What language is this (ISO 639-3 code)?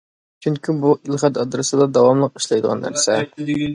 uig